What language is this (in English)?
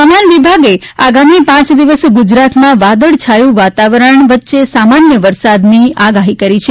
Gujarati